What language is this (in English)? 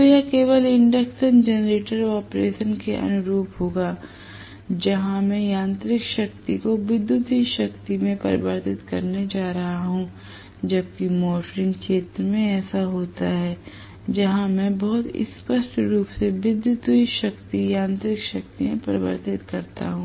Hindi